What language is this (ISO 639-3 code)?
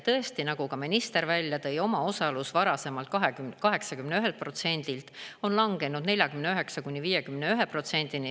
est